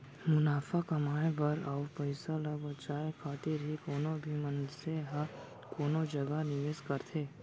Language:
Chhattisgarhi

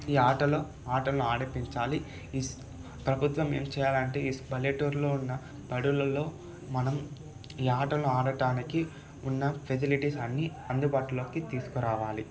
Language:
Telugu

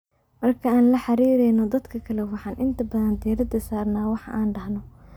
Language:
Somali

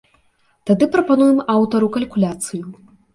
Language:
Belarusian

